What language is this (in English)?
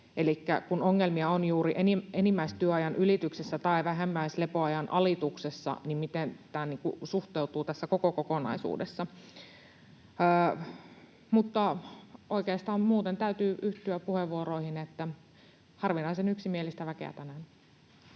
Finnish